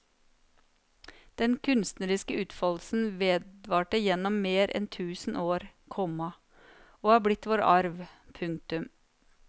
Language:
Norwegian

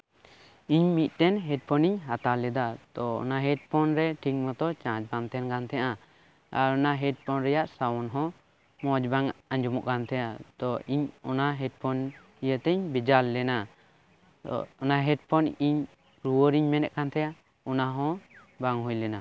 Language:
Santali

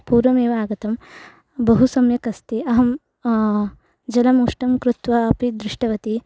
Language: Sanskrit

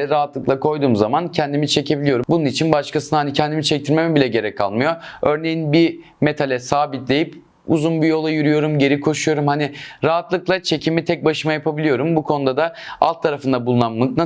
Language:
Turkish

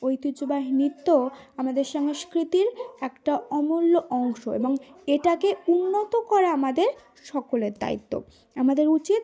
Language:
Bangla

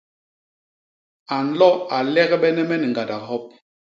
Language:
Basaa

